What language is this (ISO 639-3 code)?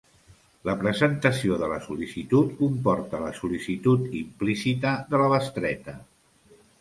cat